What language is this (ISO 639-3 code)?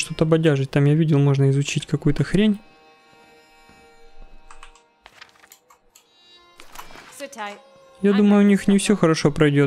rus